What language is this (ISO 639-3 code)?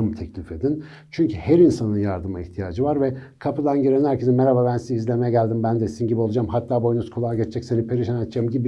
tur